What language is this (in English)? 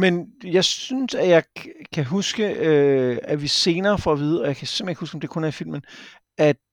Danish